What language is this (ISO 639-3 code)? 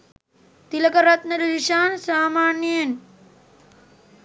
sin